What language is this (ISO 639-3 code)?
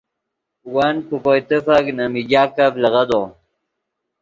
ydg